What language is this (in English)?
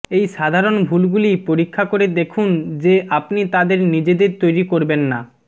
Bangla